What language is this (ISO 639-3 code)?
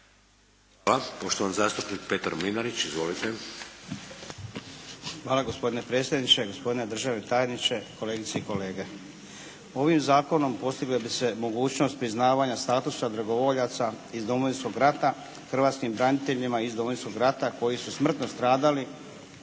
hrv